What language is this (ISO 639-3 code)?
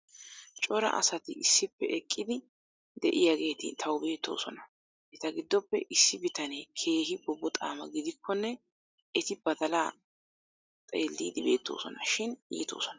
wal